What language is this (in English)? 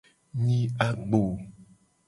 Gen